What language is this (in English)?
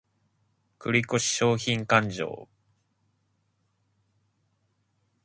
Japanese